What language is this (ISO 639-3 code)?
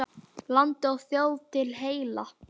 isl